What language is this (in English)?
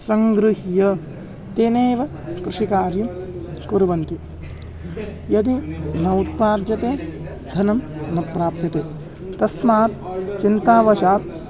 Sanskrit